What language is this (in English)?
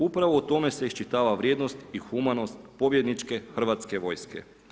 Croatian